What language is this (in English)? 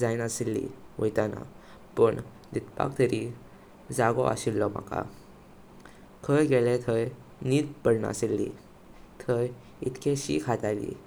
Konkani